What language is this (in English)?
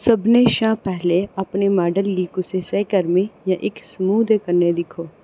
Dogri